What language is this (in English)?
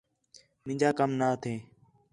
Khetrani